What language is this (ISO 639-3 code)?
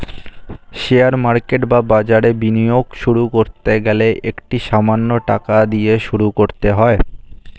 ben